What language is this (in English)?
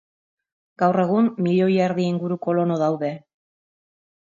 Basque